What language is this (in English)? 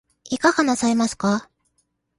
Japanese